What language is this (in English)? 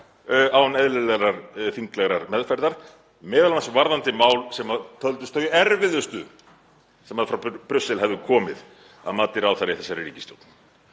Icelandic